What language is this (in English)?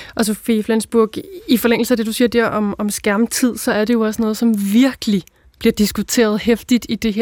Danish